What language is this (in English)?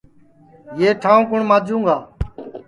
Sansi